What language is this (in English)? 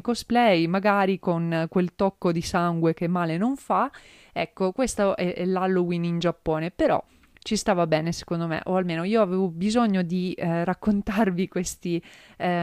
Italian